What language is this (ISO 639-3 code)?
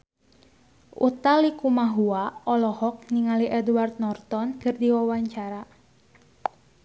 sun